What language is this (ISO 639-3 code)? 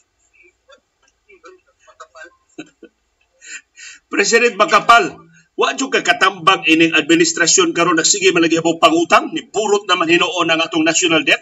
fil